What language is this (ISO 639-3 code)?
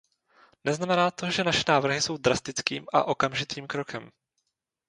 ces